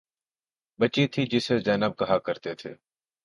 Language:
Urdu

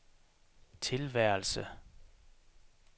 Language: Danish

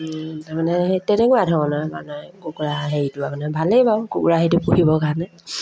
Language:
Assamese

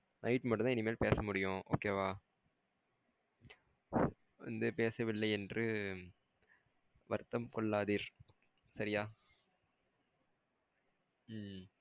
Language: Tamil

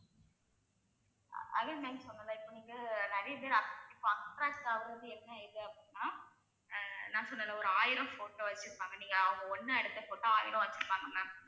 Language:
Tamil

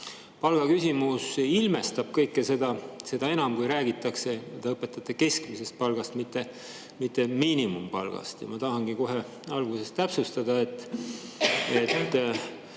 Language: Estonian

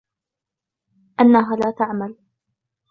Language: Arabic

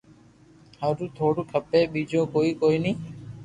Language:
Loarki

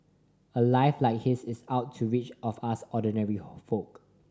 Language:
English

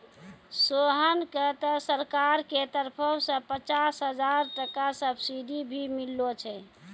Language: Maithili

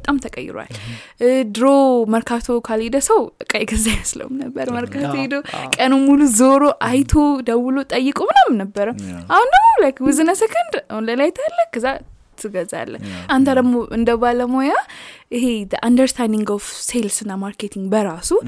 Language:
Amharic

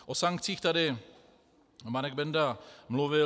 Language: Czech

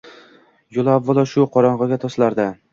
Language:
Uzbek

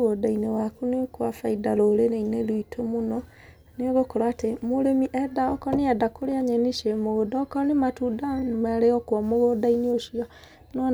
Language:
Kikuyu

